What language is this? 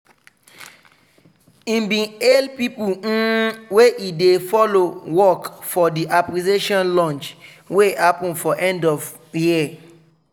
Nigerian Pidgin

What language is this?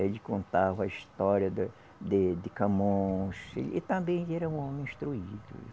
Portuguese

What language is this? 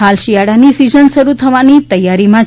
Gujarati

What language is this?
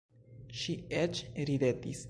Esperanto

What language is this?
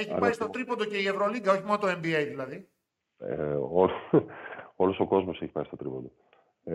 Greek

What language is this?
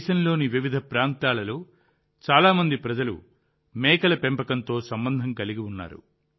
Telugu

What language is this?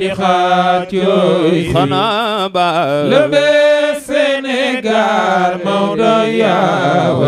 Arabic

